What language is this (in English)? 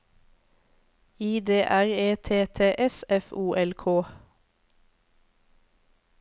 Norwegian